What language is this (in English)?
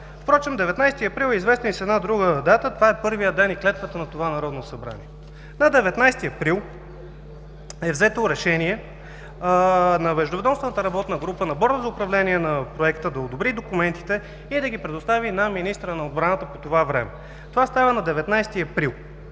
Bulgarian